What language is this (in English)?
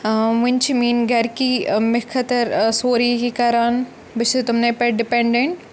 Kashmiri